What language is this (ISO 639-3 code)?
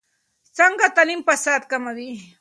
pus